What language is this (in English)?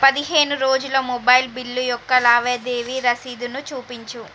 Telugu